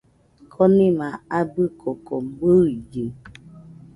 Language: Nüpode Huitoto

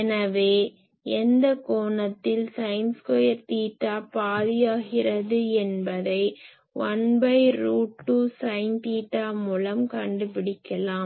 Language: Tamil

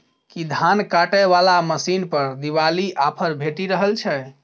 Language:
Maithili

